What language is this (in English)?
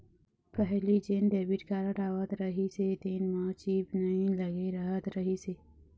Chhattisgarhi